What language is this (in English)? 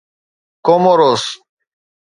Sindhi